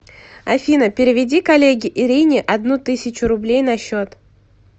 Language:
Russian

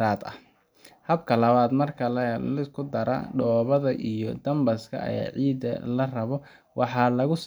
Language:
Somali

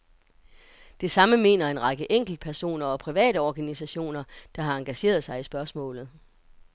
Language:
Danish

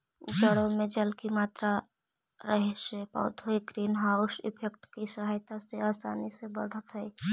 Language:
Magahi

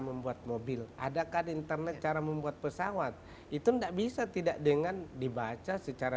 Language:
Indonesian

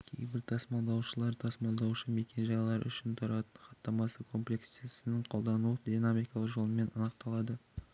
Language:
Kazakh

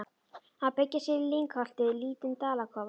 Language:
Icelandic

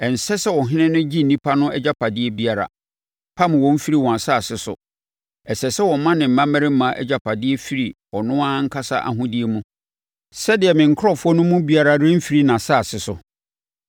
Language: Akan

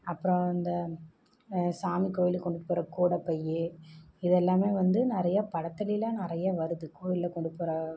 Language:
Tamil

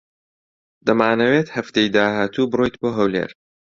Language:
Central Kurdish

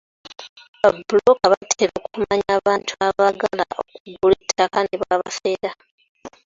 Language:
Ganda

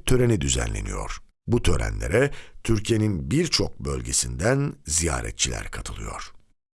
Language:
Turkish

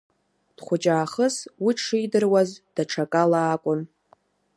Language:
Abkhazian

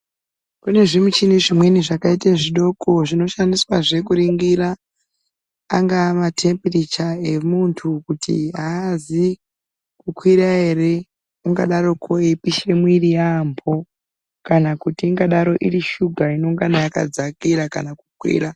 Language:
Ndau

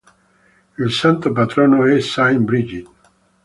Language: Italian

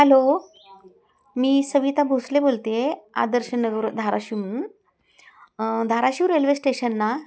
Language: Marathi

